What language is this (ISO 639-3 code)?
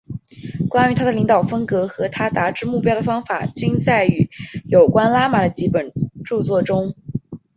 zho